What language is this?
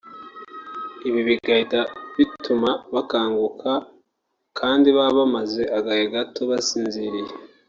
Kinyarwanda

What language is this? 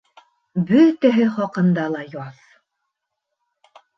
Bashkir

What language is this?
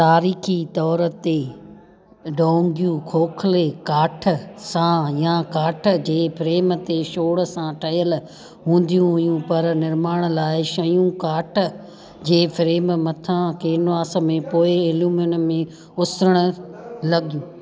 Sindhi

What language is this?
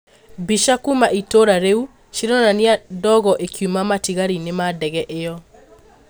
Kikuyu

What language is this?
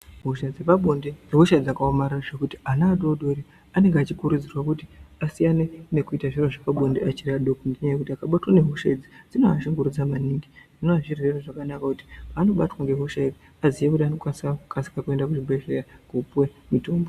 Ndau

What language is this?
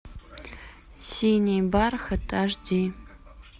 Russian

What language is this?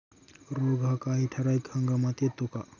Marathi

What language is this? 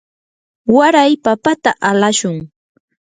Yanahuanca Pasco Quechua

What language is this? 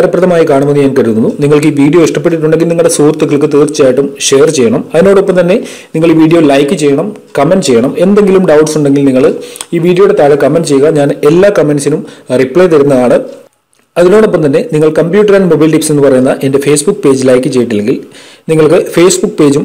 English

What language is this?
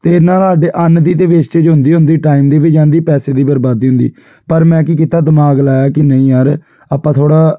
Punjabi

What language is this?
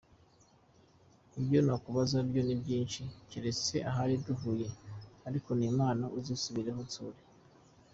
Kinyarwanda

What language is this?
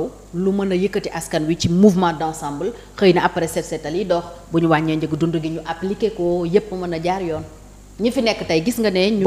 French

